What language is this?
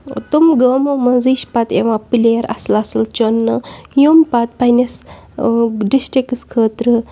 Kashmiri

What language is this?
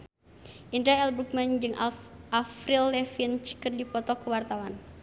Sundanese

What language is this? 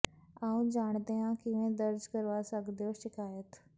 Punjabi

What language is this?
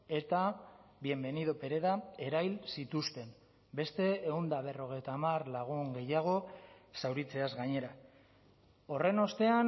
Basque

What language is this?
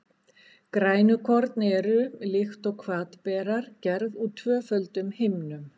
Icelandic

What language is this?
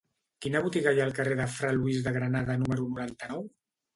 Catalan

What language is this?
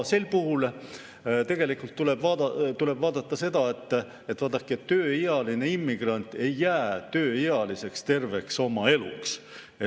Estonian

